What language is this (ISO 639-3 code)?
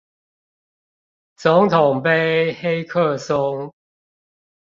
zho